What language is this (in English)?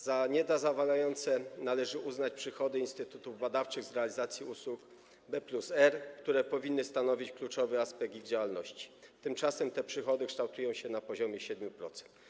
Polish